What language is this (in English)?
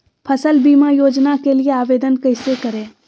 Magahi